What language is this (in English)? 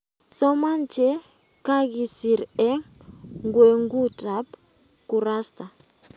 Kalenjin